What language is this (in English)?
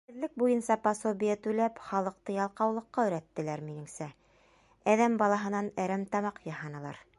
Bashkir